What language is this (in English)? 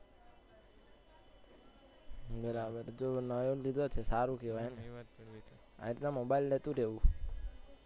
Gujarati